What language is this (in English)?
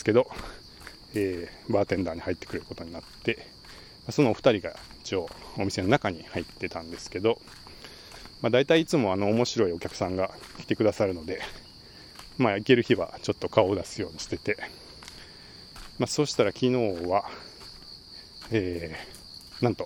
Japanese